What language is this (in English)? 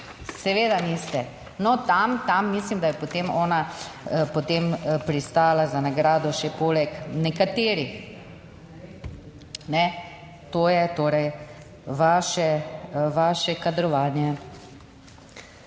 Slovenian